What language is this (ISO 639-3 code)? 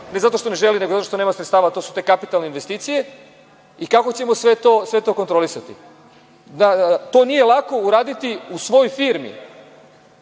srp